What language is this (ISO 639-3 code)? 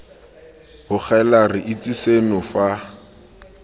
tsn